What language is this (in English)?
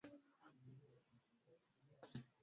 Swahili